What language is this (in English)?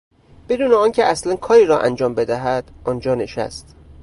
Persian